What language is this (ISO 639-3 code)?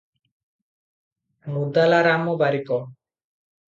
ori